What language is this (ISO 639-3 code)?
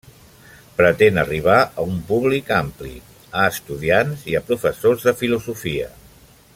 cat